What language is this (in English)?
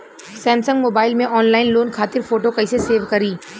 Bhojpuri